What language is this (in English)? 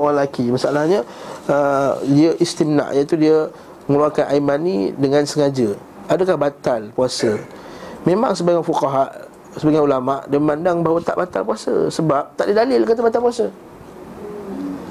Malay